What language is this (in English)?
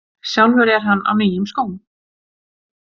Icelandic